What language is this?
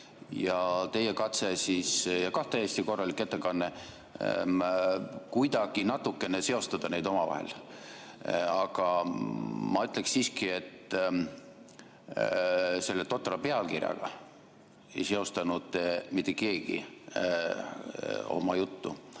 Estonian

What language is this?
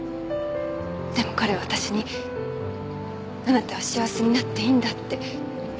Japanese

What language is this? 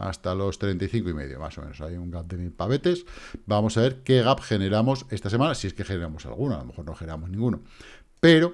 Spanish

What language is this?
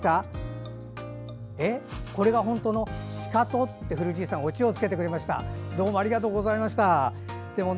Japanese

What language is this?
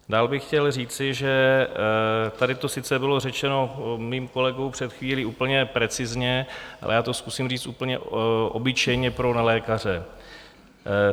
Czech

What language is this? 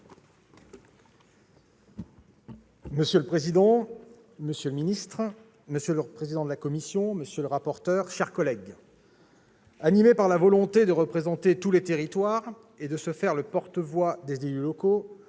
French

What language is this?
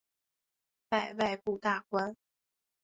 Chinese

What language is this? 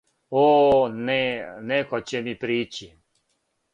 Serbian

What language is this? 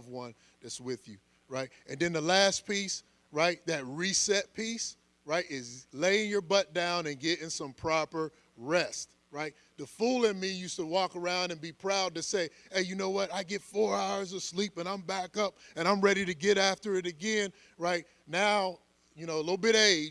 English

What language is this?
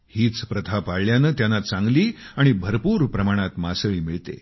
Marathi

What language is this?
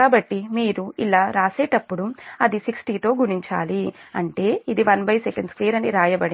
Telugu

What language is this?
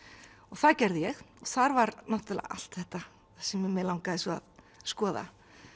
Icelandic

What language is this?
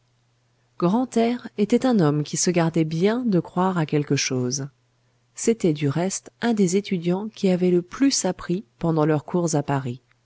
French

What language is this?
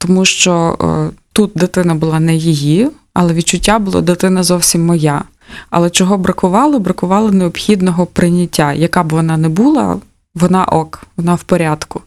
Ukrainian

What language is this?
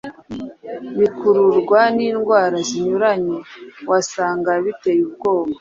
Kinyarwanda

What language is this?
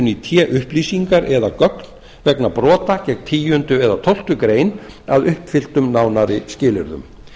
Icelandic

